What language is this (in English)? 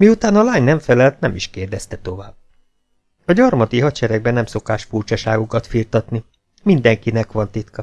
Hungarian